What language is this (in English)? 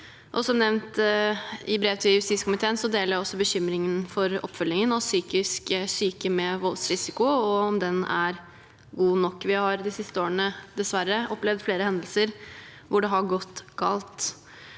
Norwegian